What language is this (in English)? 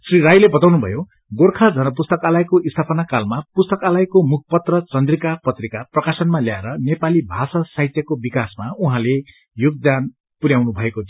Nepali